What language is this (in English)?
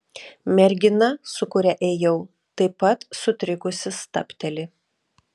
Lithuanian